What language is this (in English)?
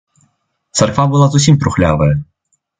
Belarusian